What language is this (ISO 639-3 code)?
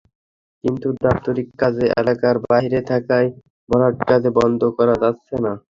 ben